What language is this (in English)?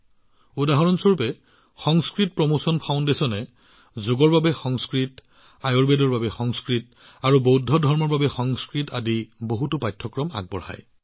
Assamese